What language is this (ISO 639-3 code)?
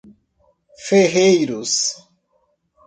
por